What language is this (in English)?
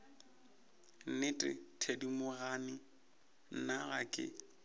Northern Sotho